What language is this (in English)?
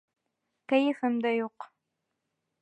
Bashkir